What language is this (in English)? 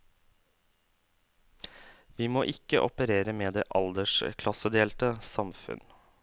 Norwegian